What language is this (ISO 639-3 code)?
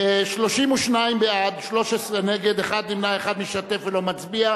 heb